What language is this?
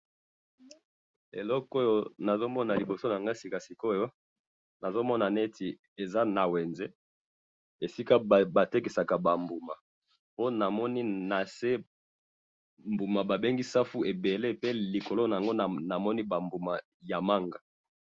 Lingala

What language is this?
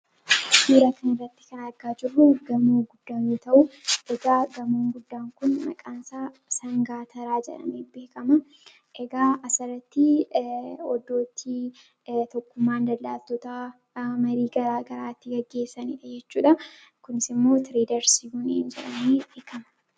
Oromo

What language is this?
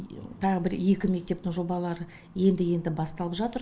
Kazakh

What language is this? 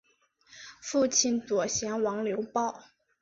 Chinese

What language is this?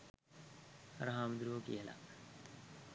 Sinhala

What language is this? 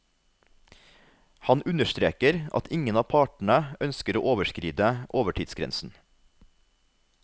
Norwegian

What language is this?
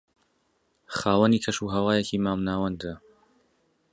Central Kurdish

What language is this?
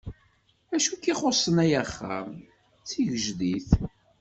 Kabyle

